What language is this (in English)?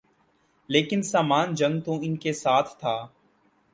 Urdu